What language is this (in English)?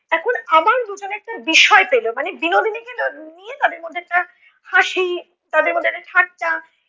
Bangla